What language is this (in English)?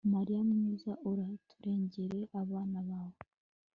Kinyarwanda